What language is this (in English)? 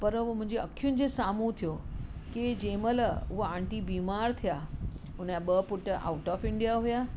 Sindhi